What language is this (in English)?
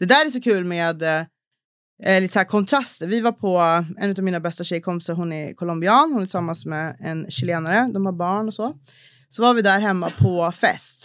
Swedish